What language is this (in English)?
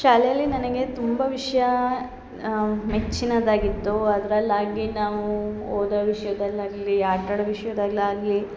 Kannada